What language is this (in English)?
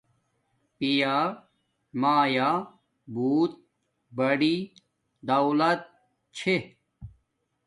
Domaaki